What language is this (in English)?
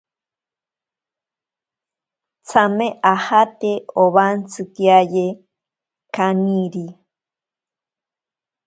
Ashéninka Perené